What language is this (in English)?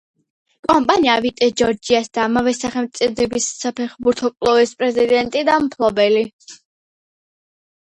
Georgian